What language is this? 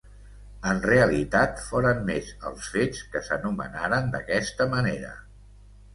Catalan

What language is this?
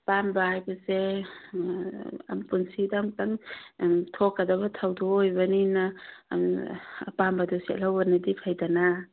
Manipuri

